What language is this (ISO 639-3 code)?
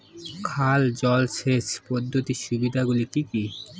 ben